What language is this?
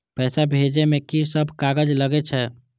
Maithili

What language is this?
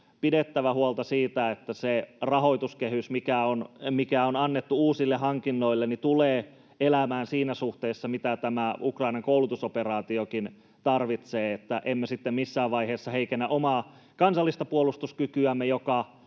Finnish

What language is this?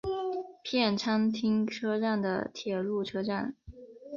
Chinese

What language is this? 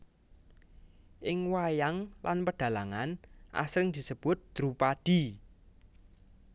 Javanese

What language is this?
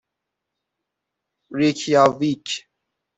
Persian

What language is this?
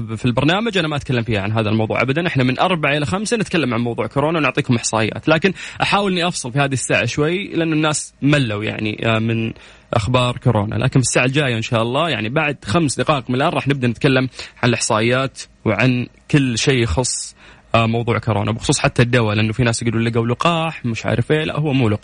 Arabic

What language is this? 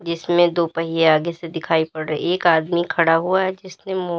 Hindi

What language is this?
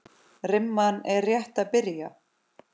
Icelandic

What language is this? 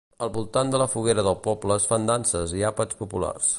Catalan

